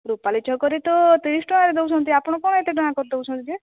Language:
Odia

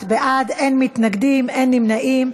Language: Hebrew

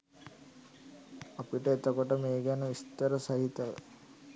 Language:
Sinhala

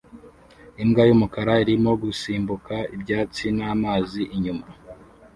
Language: Kinyarwanda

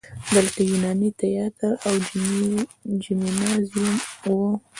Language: Pashto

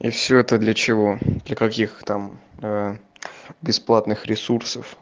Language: Russian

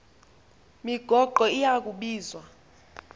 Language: Xhosa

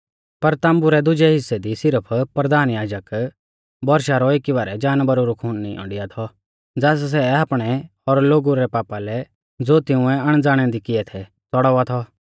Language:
Mahasu Pahari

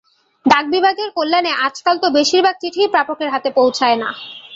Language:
Bangla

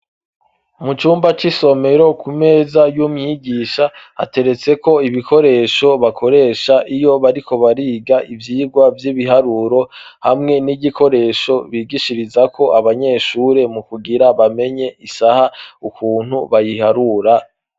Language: Rundi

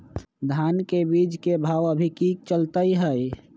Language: Magahi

